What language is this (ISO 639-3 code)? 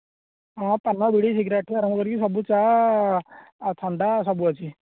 ori